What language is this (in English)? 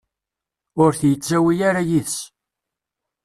Kabyle